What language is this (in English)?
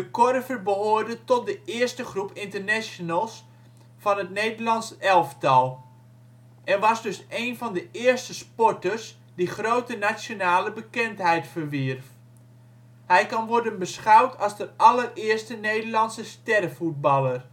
Dutch